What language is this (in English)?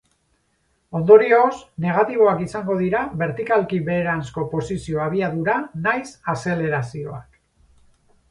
Basque